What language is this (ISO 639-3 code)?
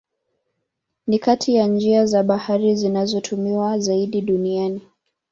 swa